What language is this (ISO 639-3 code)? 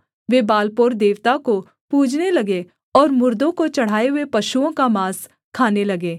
hin